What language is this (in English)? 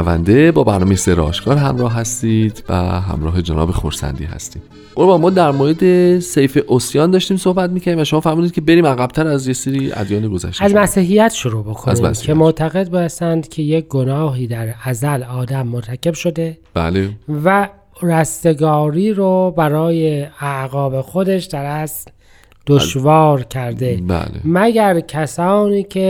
Persian